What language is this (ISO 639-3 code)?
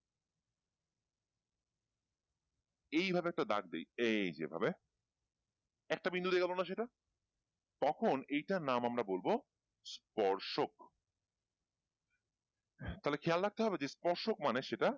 ben